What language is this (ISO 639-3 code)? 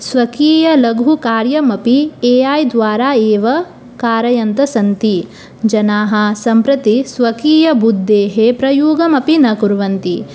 san